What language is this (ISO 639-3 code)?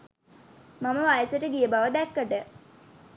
sin